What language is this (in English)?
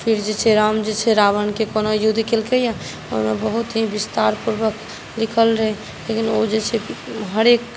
Maithili